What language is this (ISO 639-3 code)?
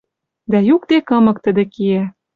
mrj